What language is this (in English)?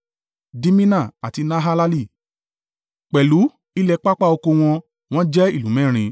Yoruba